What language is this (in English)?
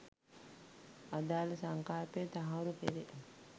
Sinhala